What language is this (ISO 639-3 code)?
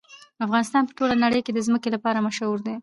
pus